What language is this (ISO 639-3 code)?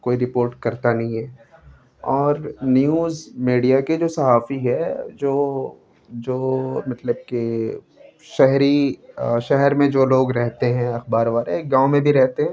urd